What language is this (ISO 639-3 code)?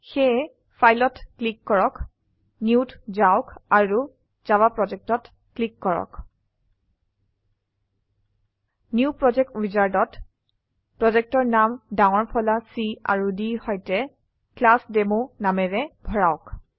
asm